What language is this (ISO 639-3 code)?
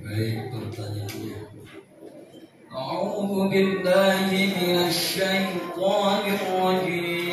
ara